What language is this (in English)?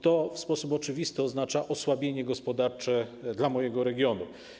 Polish